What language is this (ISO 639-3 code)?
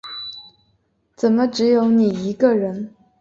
zho